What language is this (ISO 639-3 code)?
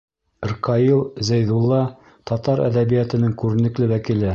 bak